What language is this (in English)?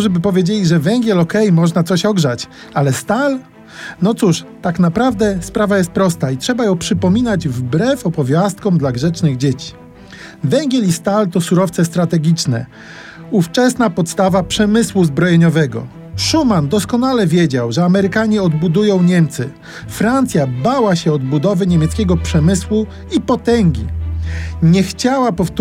Polish